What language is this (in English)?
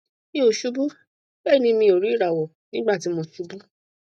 Yoruba